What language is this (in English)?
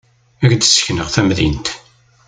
Kabyle